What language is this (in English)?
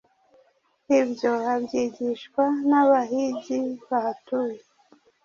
Kinyarwanda